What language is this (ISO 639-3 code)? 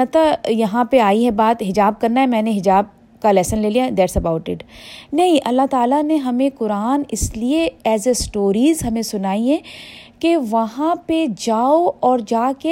urd